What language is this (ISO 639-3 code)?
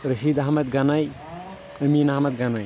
kas